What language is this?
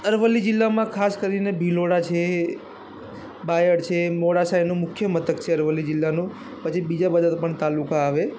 Gujarati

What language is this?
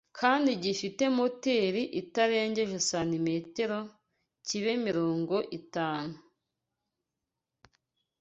Kinyarwanda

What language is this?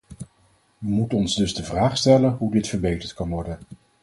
Dutch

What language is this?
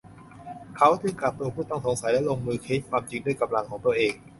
Thai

